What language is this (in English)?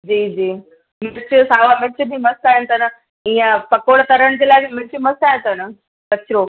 Sindhi